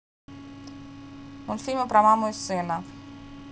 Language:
Russian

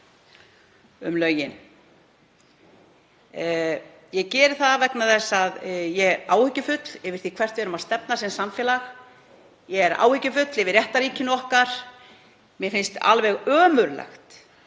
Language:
Icelandic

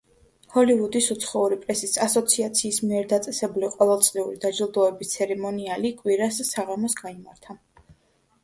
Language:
Georgian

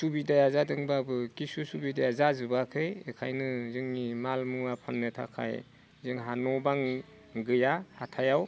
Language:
Bodo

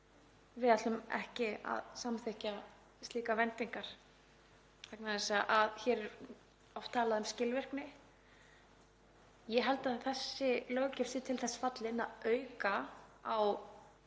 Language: Icelandic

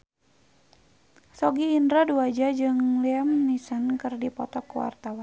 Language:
Sundanese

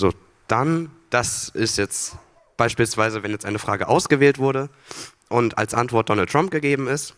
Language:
German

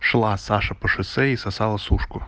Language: Russian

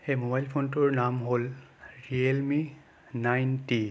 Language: Assamese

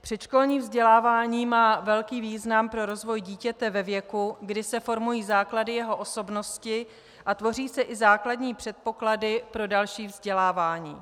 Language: Czech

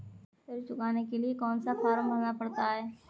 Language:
Hindi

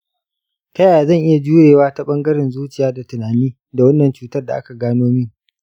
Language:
Hausa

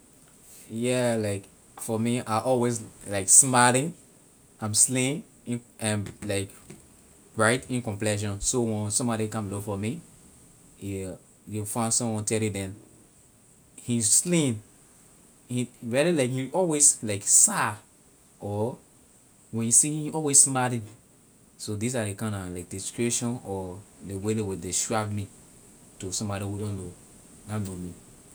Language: Liberian English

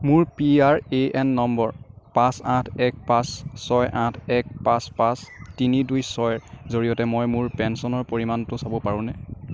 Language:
Assamese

